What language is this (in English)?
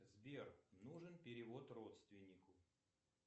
Russian